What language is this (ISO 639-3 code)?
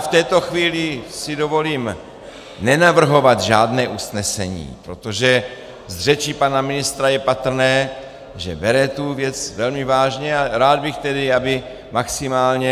ces